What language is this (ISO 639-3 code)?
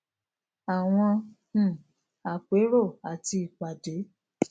yor